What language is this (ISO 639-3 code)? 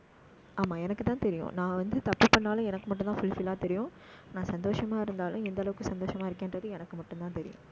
tam